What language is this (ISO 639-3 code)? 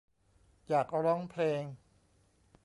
tha